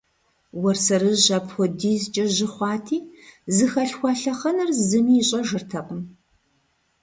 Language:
Kabardian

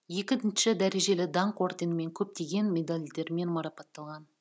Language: Kazakh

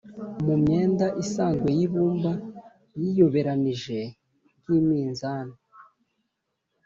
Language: Kinyarwanda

